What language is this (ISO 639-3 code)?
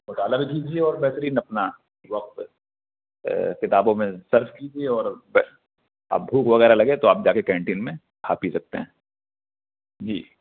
urd